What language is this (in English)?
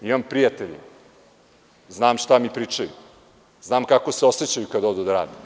Serbian